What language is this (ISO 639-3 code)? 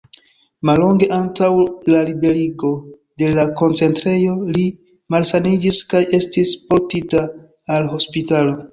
epo